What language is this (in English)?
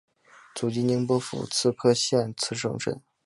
Chinese